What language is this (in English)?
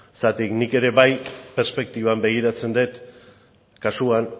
Basque